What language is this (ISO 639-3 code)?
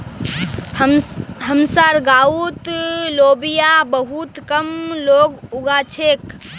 mag